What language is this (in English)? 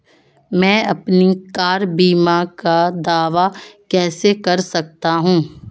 Hindi